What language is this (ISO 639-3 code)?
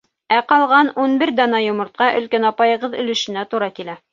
bak